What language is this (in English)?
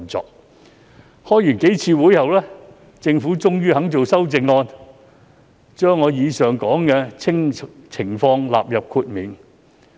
Cantonese